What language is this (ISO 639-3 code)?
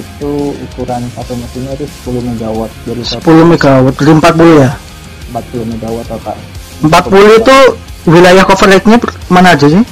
ind